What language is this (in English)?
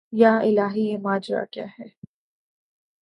Urdu